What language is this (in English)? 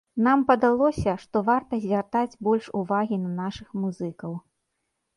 Belarusian